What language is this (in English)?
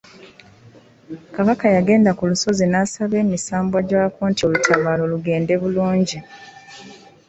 Ganda